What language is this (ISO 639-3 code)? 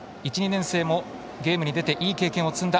jpn